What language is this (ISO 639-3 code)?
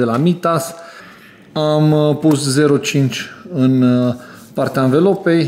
ron